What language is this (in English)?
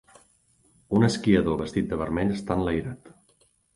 Catalan